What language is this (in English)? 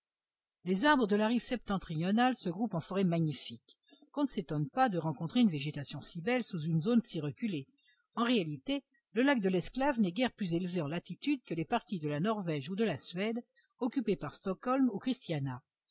French